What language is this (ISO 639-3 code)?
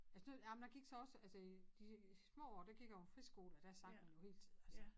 dan